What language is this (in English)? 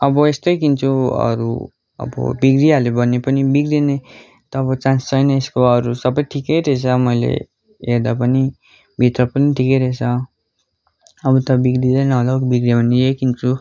Nepali